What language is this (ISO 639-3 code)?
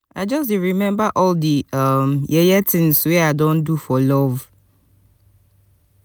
pcm